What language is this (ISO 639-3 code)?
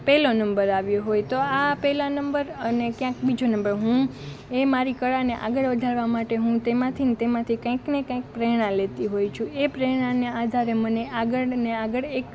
guj